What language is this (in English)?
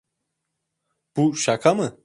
Turkish